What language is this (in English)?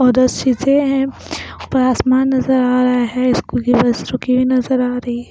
Hindi